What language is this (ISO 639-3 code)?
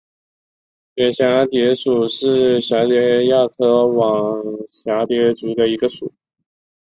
zho